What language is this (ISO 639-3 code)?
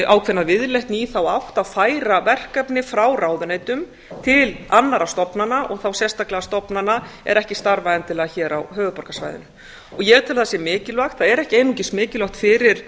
isl